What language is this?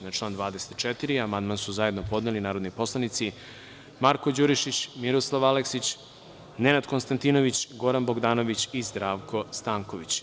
Serbian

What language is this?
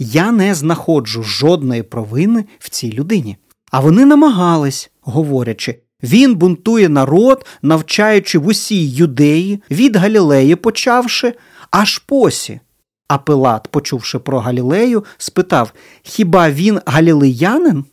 Ukrainian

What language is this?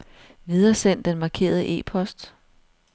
Danish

